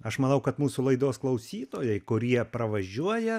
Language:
Lithuanian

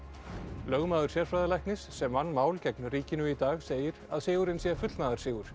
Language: Icelandic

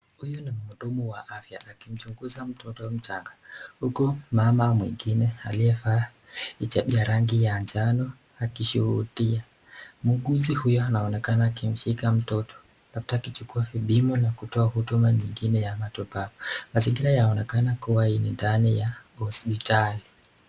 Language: Swahili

